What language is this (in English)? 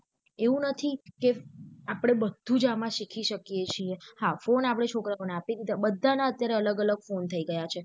Gujarati